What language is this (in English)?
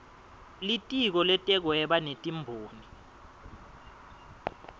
Swati